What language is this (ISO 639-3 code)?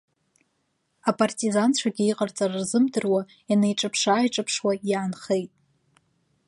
abk